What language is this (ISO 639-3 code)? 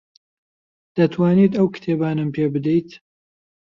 ckb